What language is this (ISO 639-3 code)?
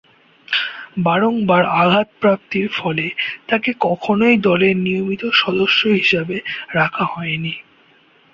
ben